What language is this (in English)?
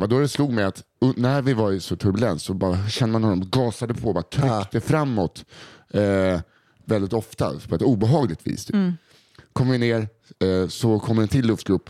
Swedish